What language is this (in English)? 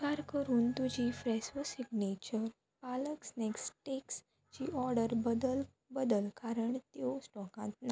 Konkani